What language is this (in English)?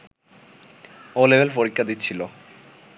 Bangla